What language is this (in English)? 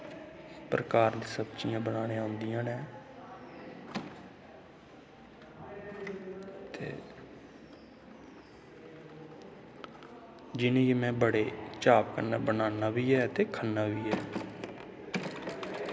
Dogri